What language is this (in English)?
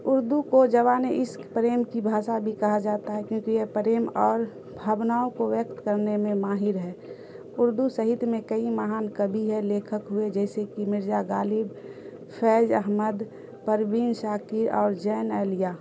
Urdu